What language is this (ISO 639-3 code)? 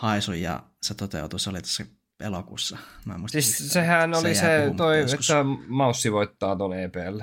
fin